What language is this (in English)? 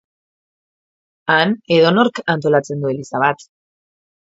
Basque